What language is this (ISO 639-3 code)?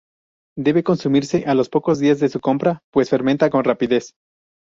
spa